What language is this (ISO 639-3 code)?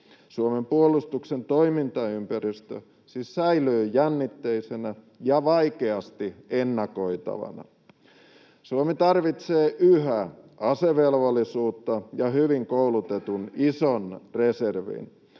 fin